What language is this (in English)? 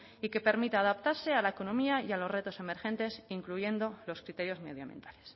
Spanish